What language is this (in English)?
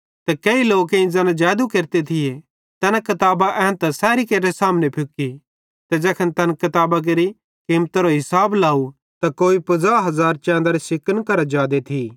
Bhadrawahi